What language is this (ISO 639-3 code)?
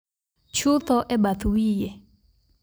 luo